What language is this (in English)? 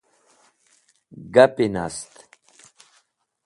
Wakhi